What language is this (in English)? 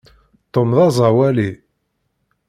Kabyle